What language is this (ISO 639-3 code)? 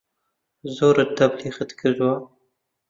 ckb